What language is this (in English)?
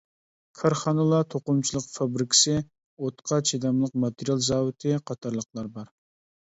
Uyghur